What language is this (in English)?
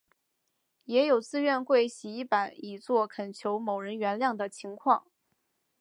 Chinese